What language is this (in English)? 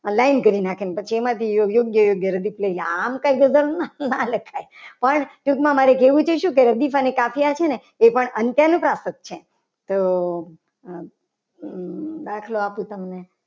Gujarati